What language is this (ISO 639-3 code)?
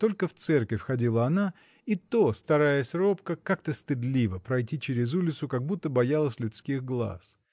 rus